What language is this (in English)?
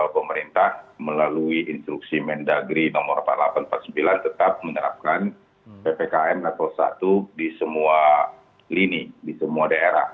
Indonesian